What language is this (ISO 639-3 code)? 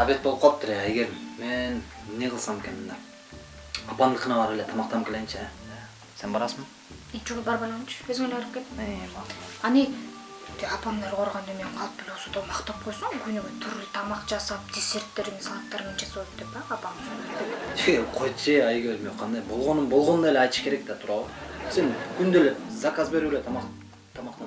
tur